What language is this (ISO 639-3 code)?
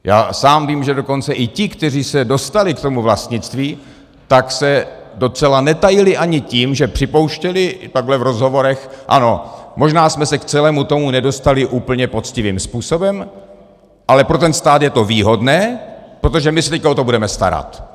ces